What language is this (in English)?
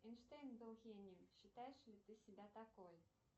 Russian